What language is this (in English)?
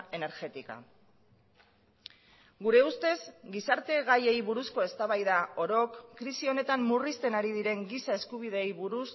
Basque